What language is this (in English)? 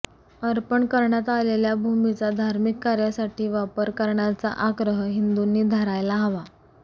Marathi